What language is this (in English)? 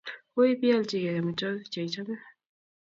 Kalenjin